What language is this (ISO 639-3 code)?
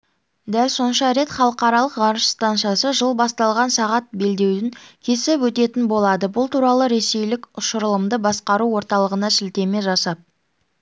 kaz